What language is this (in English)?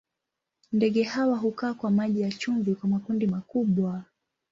Swahili